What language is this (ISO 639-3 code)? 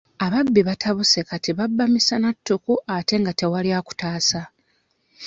lug